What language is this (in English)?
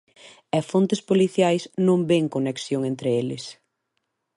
Galician